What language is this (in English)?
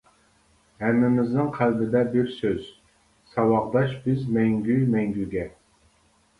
Uyghur